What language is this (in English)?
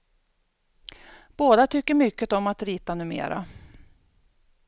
Swedish